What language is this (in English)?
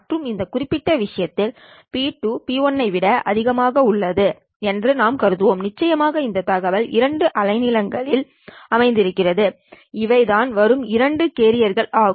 Tamil